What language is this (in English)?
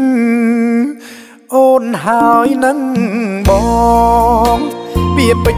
Thai